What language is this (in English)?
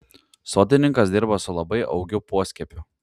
Lithuanian